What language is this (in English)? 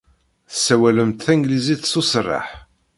Kabyle